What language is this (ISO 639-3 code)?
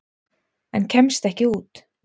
isl